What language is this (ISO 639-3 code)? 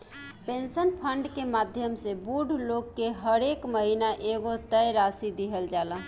bho